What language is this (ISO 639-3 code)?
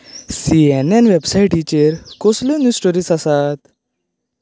kok